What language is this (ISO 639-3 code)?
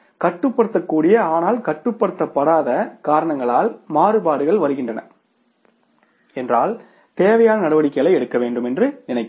tam